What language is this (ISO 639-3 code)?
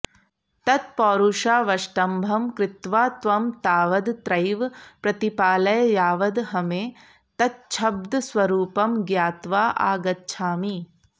san